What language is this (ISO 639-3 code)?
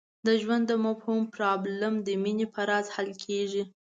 pus